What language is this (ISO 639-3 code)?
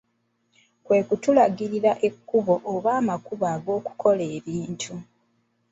lug